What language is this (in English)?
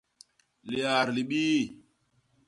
Basaa